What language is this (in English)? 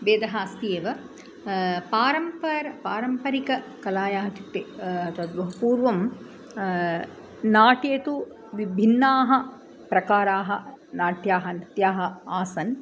Sanskrit